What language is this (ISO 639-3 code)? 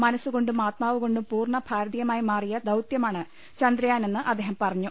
mal